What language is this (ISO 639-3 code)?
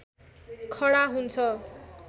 nep